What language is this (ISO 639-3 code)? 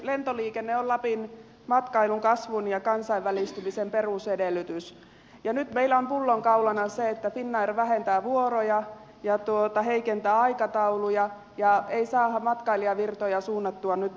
fin